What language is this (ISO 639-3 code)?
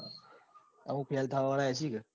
guj